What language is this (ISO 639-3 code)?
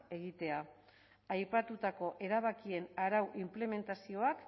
eus